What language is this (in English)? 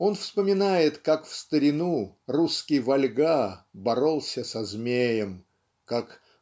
Russian